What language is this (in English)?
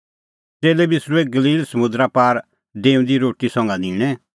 Kullu Pahari